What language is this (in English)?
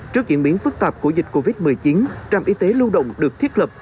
Vietnamese